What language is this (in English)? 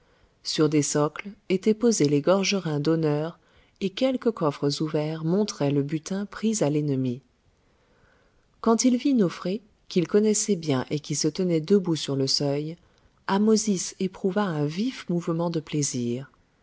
French